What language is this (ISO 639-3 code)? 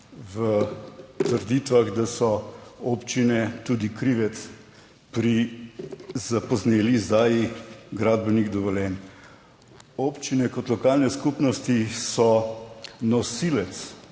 slv